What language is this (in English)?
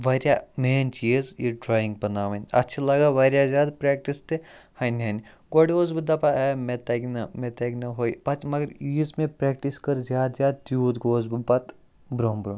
Kashmiri